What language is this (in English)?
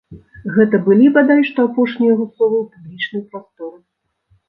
Belarusian